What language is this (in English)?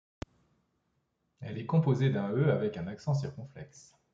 French